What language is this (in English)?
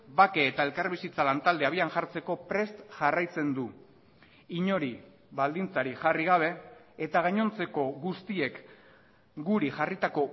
Basque